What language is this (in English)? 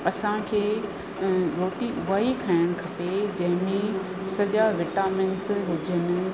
Sindhi